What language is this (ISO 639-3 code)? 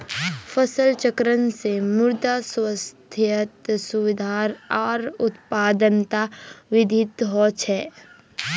mag